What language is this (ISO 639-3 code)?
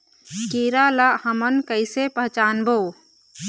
hne